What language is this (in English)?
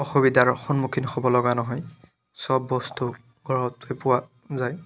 Assamese